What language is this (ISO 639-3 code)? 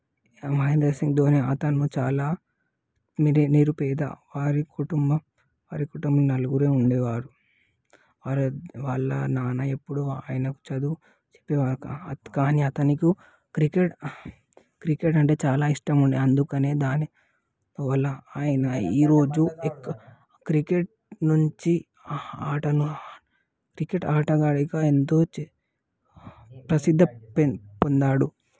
tel